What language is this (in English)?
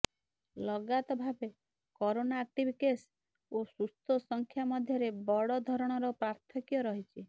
Odia